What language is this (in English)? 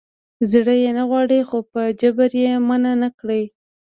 Pashto